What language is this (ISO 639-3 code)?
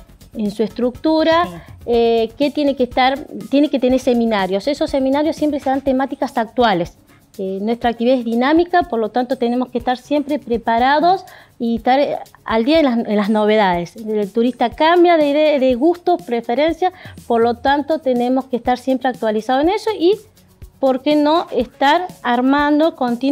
spa